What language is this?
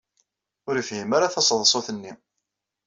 Kabyle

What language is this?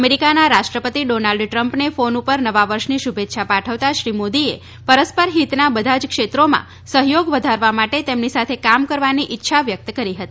Gujarati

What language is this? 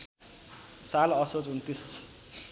Nepali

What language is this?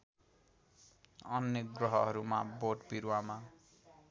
Nepali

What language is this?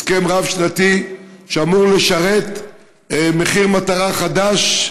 Hebrew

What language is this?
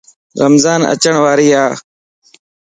Lasi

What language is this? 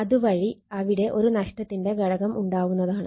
Malayalam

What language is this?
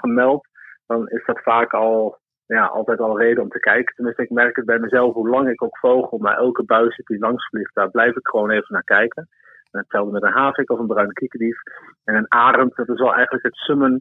Dutch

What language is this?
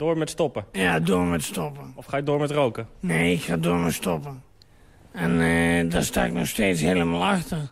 Dutch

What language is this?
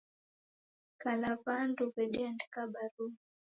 Taita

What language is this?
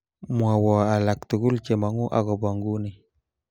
Kalenjin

